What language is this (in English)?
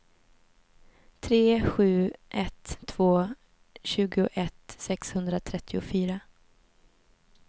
Swedish